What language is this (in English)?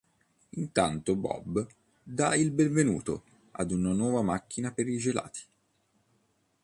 Italian